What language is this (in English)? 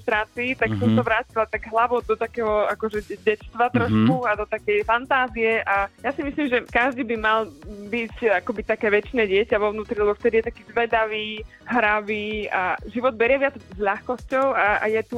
Slovak